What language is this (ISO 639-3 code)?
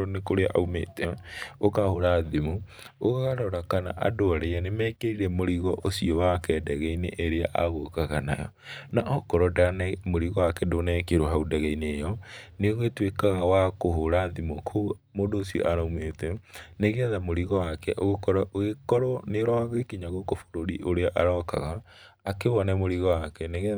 kik